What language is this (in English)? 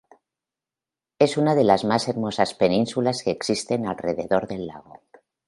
Spanish